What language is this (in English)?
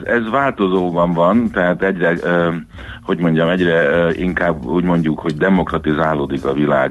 Hungarian